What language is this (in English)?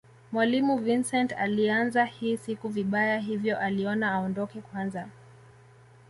Swahili